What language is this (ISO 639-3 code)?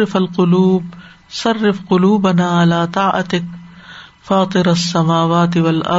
urd